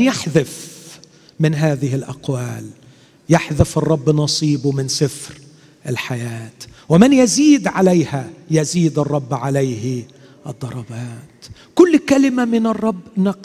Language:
Arabic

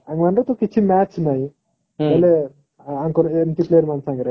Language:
Odia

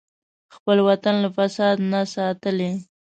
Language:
Pashto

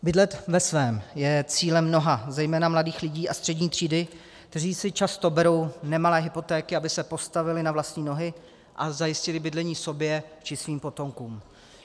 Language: Czech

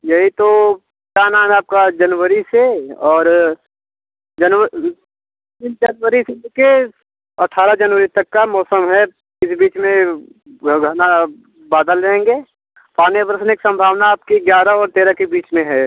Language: Hindi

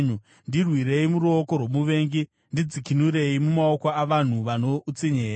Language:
Shona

